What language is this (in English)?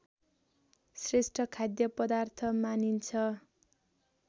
Nepali